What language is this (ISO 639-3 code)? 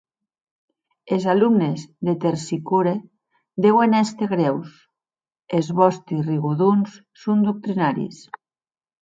oci